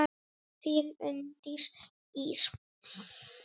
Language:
Icelandic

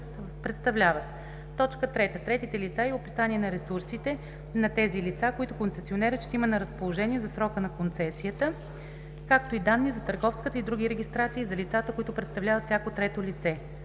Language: Bulgarian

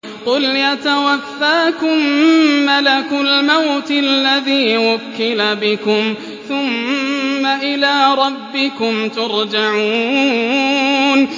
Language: Arabic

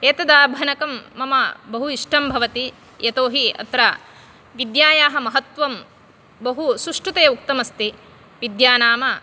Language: Sanskrit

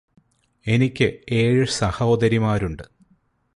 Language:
Malayalam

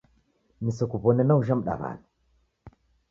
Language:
Taita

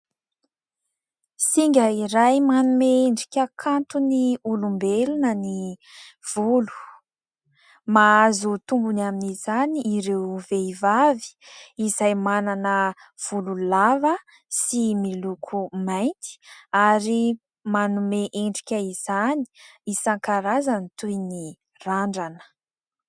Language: Malagasy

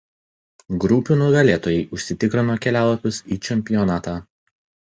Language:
Lithuanian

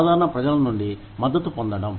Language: Telugu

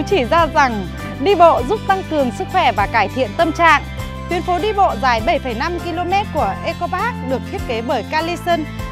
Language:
Vietnamese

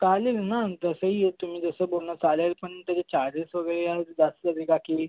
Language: Marathi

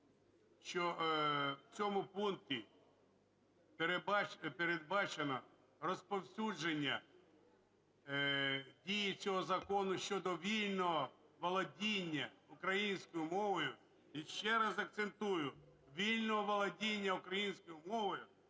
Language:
Ukrainian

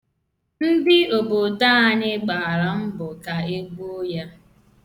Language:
Igbo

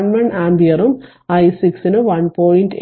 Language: Malayalam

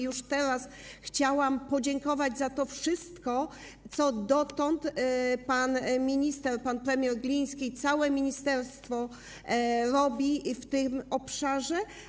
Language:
Polish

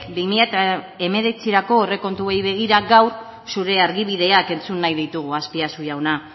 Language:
Basque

